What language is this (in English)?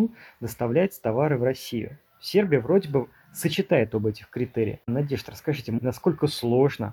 Russian